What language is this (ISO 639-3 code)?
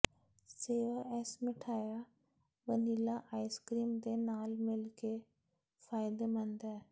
pan